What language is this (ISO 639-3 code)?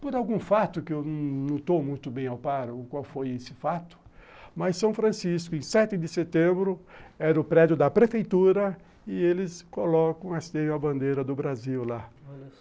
por